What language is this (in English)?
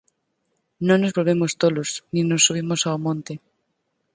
Galician